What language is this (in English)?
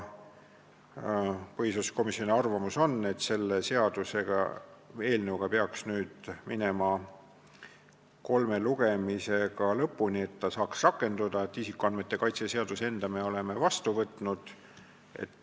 Estonian